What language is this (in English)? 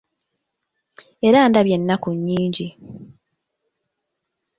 Ganda